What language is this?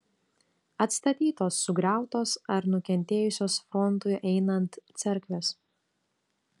Lithuanian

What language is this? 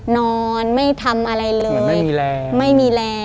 Thai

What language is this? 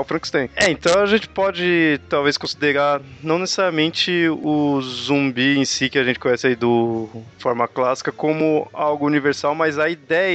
Portuguese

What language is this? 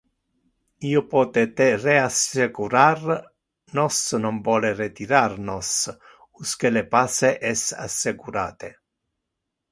Interlingua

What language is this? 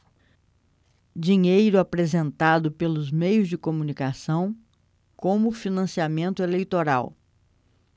Portuguese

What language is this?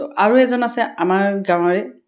Assamese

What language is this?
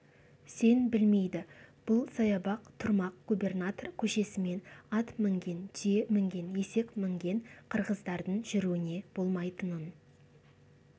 Kazakh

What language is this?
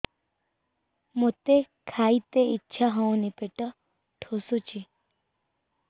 Odia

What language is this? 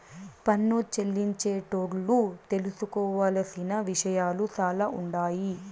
Telugu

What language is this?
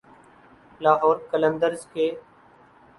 Urdu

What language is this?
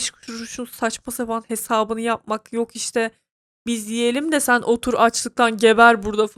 Turkish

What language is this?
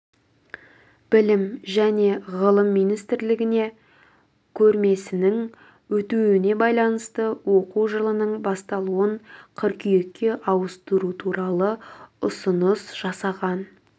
Kazakh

